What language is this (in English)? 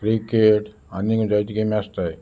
Konkani